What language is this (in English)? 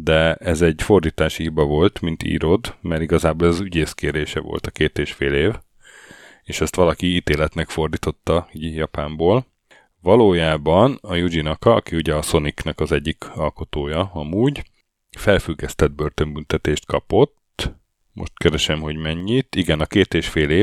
Hungarian